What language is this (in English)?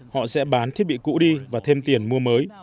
Vietnamese